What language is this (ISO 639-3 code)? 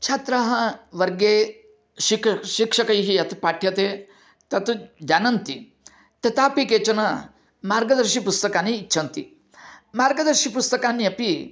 san